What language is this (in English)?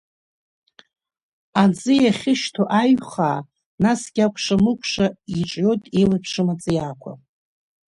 Abkhazian